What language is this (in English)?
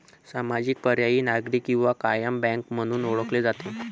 Marathi